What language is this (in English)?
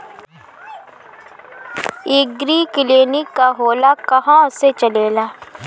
Bhojpuri